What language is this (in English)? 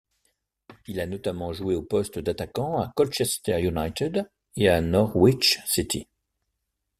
French